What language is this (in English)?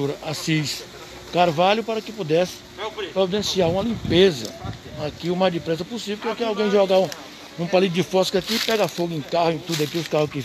Portuguese